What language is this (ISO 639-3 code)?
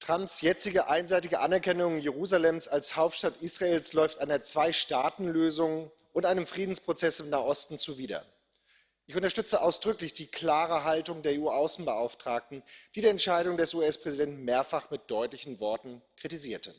deu